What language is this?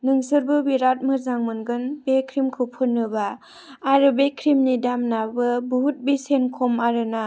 Bodo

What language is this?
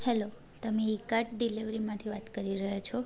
Gujarati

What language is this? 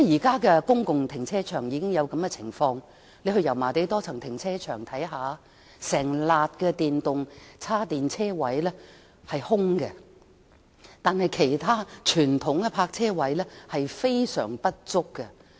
Cantonese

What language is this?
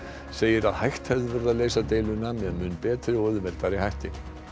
Icelandic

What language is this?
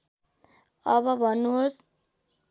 Nepali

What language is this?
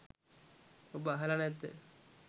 Sinhala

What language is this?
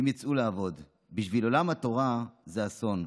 Hebrew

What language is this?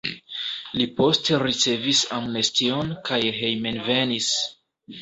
Esperanto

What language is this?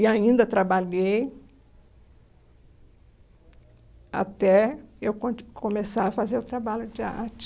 Portuguese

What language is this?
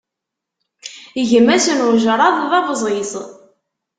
Kabyle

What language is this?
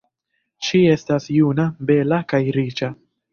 Esperanto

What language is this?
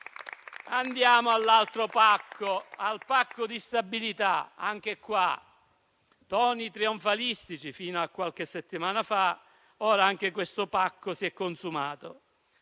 Italian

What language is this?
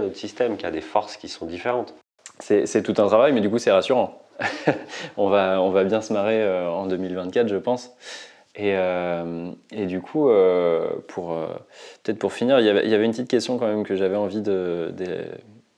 French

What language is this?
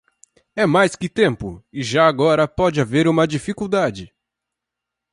Portuguese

